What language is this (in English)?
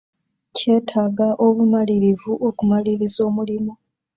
Ganda